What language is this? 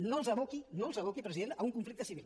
Catalan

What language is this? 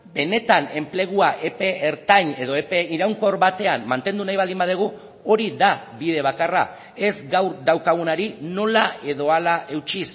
Basque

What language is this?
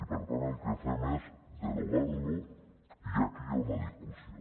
Catalan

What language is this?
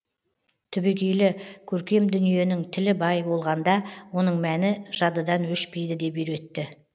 Kazakh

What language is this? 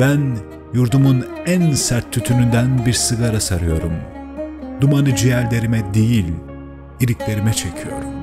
Turkish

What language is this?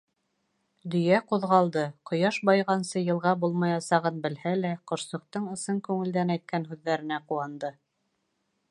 Bashkir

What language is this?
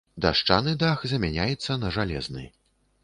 Belarusian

